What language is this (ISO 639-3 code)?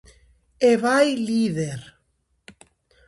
glg